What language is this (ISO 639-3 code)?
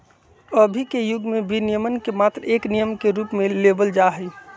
mag